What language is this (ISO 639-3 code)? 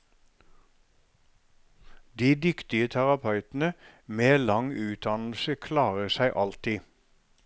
nor